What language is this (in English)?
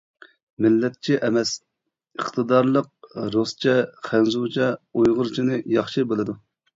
Uyghur